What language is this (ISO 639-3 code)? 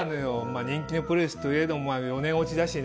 jpn